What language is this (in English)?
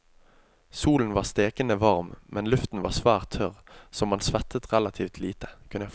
Norwegian